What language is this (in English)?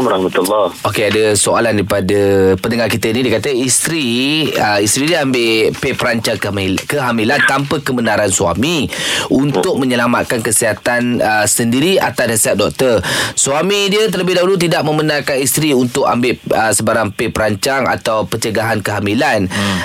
Malay